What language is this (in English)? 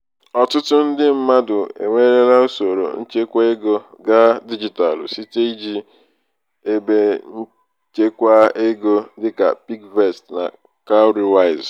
Igbo